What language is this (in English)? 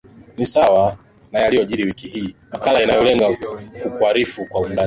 Swahili